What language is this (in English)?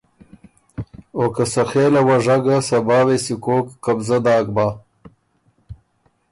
Ormuri